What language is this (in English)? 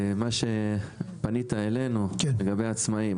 Hebrew